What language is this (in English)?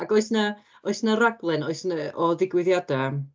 Welsh